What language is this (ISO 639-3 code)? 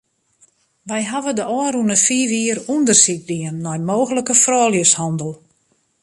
fry